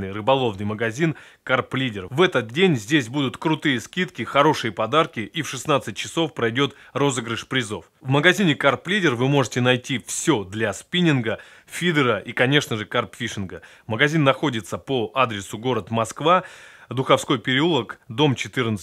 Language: Russian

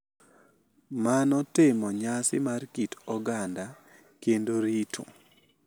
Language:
Luo (Kenya and Tanzania)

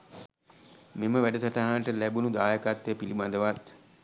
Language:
Sinhala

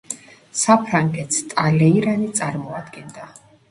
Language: Georgian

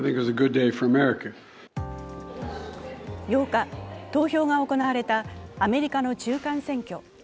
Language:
Japanese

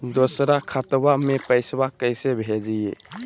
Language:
Magahi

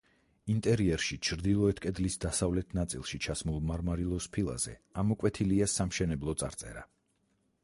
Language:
Georgian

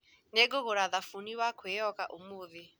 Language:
Kikuyu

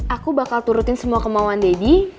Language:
Indonesian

